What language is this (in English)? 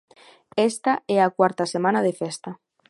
Galician